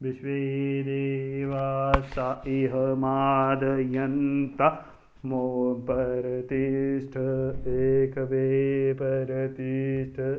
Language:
Dogri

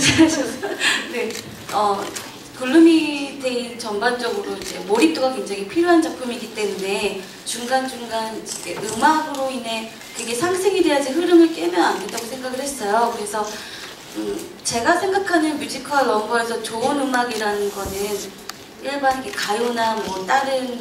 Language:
Korean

